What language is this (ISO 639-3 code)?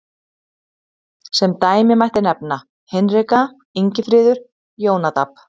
isl